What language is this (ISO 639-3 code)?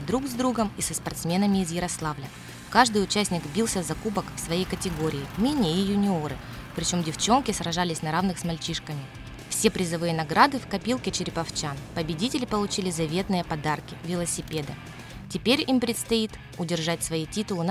rus